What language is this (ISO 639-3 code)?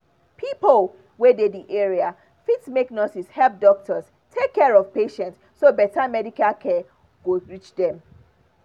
pcm